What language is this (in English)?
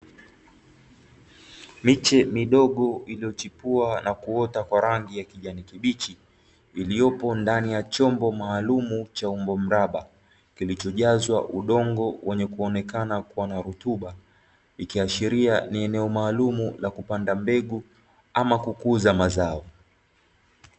Swahili